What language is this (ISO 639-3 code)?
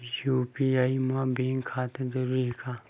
hne